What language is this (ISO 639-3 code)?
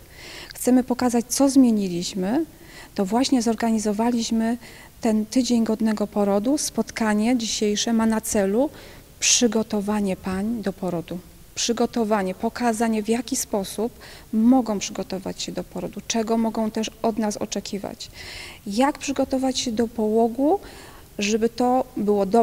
pol